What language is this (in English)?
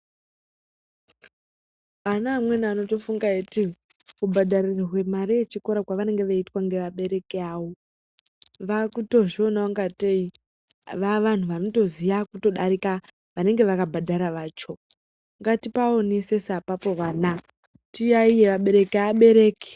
Ndau